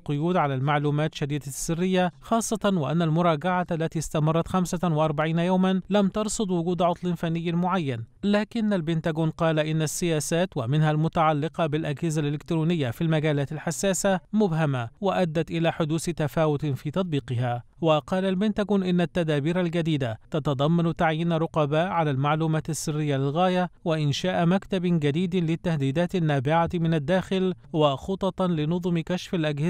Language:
Arabic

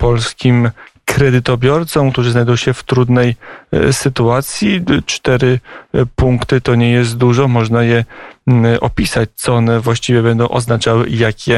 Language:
Polish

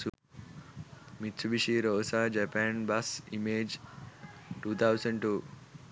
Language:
Sinhala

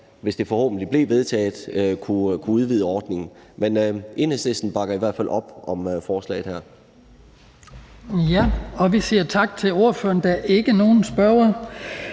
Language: Danish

